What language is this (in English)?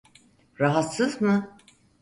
Turkish